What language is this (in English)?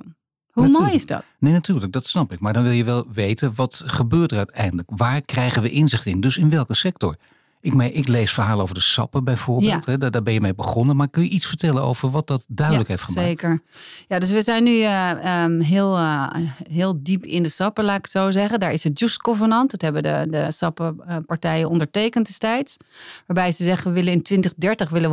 Dutch